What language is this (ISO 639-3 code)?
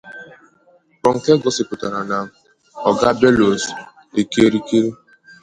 ibo